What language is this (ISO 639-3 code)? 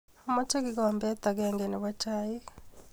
kln